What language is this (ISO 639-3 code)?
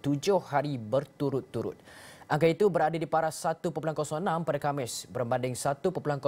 msa